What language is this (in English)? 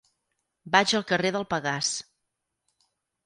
Catalan